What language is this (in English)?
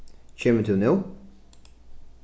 Faroese